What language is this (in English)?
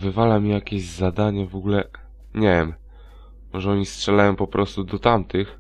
Polish